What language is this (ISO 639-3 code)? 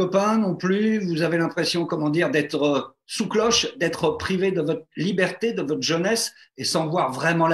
fra